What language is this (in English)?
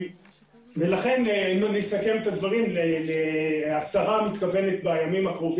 Hebrew